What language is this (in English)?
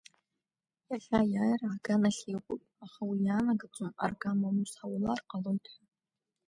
Abkhazian